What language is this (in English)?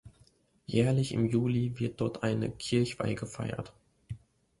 German